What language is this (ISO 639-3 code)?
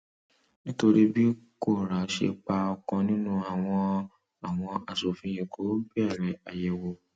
yor